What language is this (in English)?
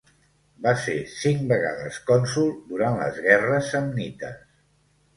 Catalan